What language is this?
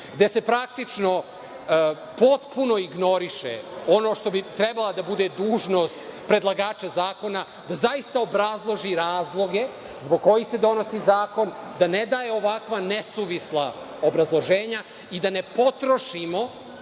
Serbian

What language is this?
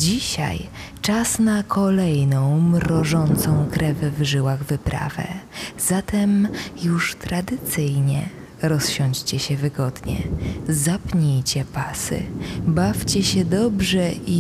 Polish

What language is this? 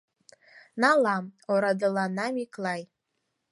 Mari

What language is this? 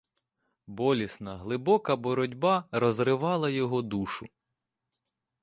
Ukrainian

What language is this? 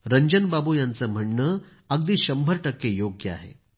Marathi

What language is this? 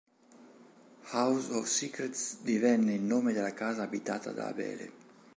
Italian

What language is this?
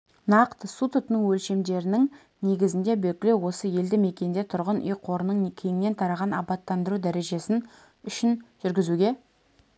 Kazakh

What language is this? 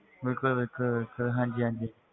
Punjabi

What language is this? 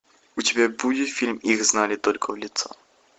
Russian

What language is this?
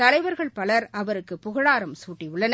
Tamil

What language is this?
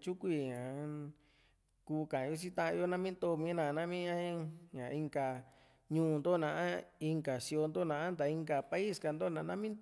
Juxtlahuaca Mixtec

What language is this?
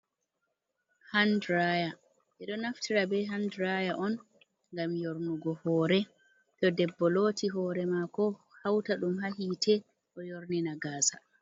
Fula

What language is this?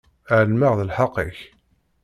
Kabyle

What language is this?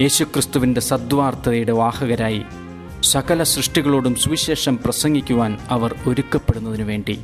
Malayalam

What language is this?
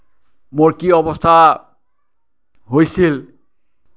Assamese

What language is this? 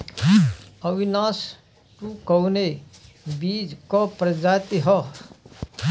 Bhojpuri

